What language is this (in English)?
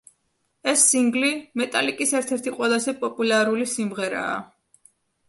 Georgian